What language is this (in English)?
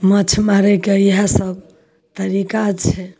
Maithili